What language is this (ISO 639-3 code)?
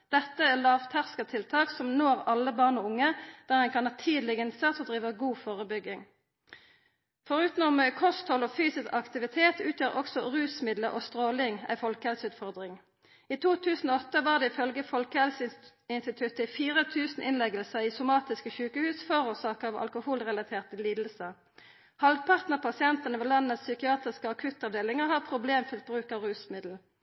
nno